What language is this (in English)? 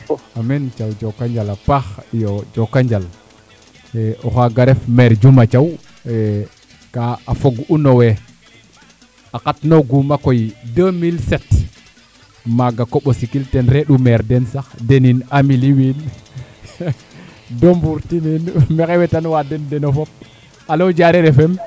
Serer